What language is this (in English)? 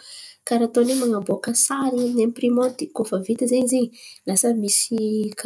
Antankarana Malagasy